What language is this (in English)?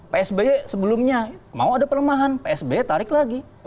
Indonesian